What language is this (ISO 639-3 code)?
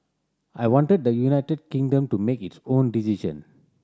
eng